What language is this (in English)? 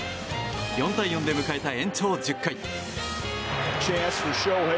Japanese